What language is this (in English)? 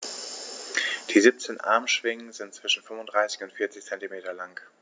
German